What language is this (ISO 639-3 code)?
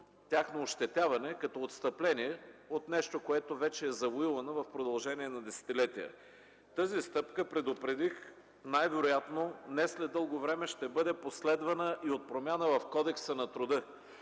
bul